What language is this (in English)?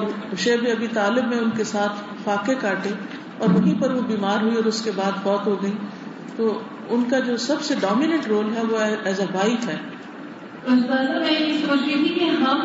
Urdu